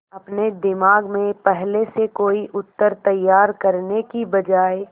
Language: Hindi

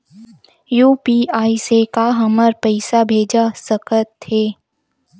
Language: Chhattisgarhi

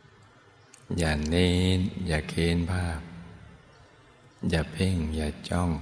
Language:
Thai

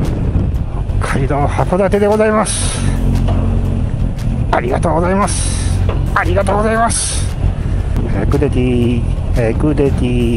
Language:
Japanese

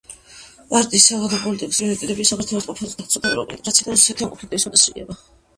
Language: Georgian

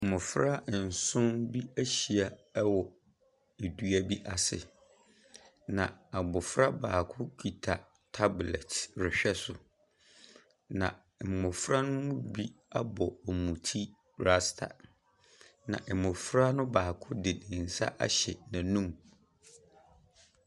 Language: Akan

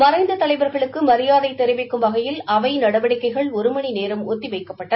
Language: Tamil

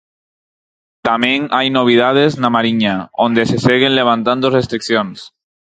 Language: Galician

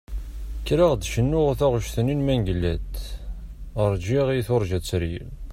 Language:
Kabyle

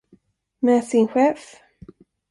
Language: Swedish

